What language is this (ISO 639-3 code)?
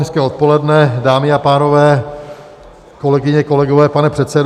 ces